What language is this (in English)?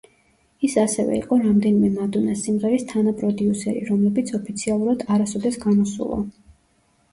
Georgian